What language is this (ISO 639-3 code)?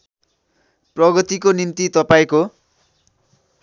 nep